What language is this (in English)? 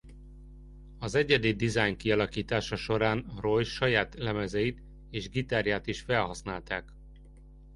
Hungarian